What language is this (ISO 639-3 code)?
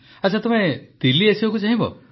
ori